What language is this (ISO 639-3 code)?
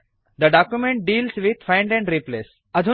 san